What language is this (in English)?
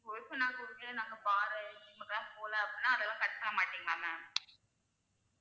Tamil